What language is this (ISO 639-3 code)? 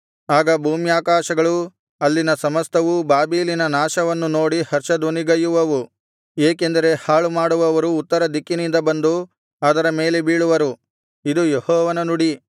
kan